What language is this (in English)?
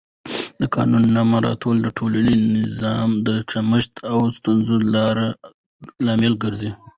Pashto